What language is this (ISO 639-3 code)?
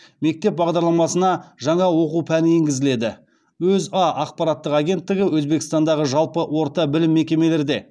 kaz